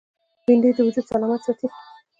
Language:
Pashto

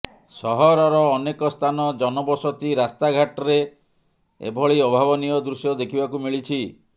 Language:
Odia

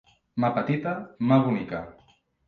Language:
Catalan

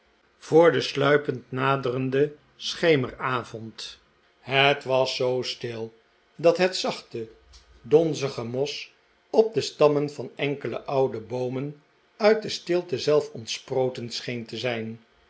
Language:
Dutch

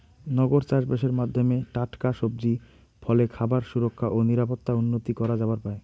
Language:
Bangla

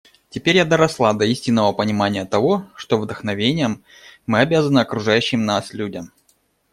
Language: Russian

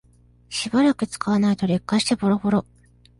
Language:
Japanese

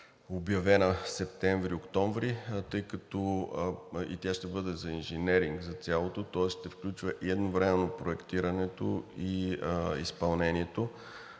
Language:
Bulgarian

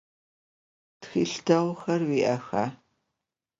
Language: Adyghe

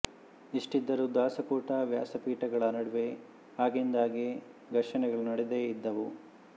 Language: Kannada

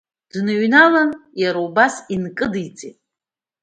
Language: Abkhazian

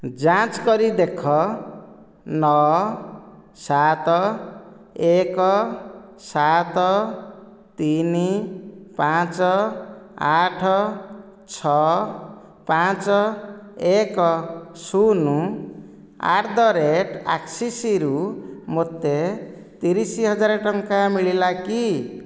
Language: Odia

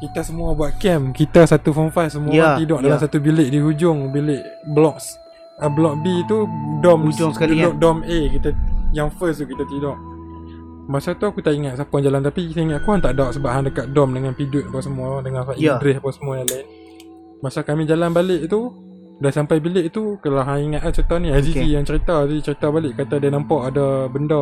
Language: Malay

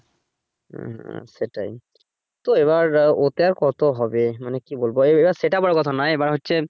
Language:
Bangla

